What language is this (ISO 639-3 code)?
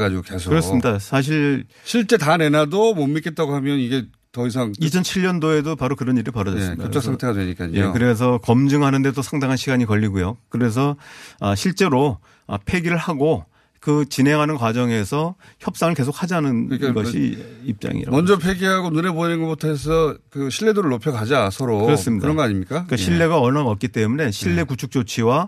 kor